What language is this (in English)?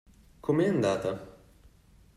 Italian